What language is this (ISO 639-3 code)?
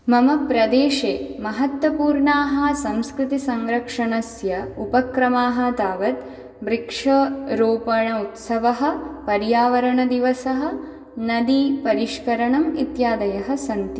san